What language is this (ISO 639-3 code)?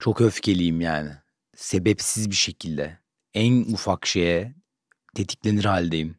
tur